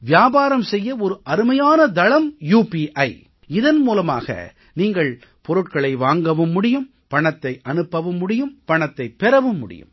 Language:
Tamil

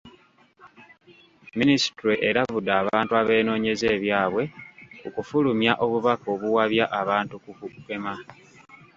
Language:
Ganda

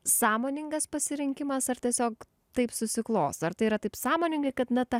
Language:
Lithuanian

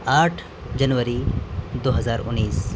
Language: Urdu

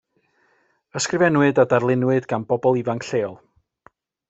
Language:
Welsh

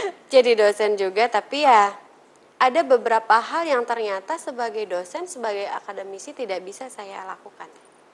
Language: Indonesian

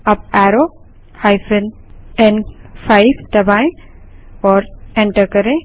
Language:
Hindi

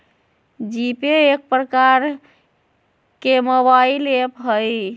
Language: Magahi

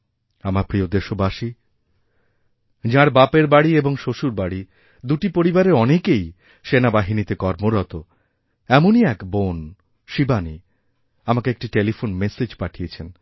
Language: Bangla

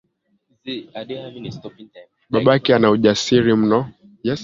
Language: Swahili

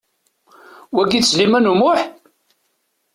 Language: Kabyle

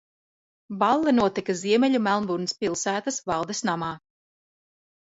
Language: Latvian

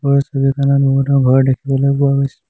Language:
Assamese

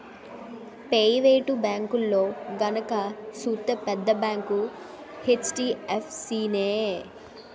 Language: Telugu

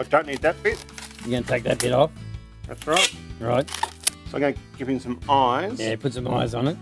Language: English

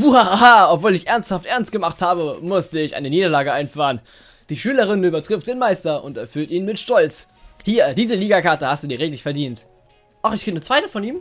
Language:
German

